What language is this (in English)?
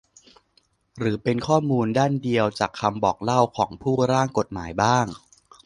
Thai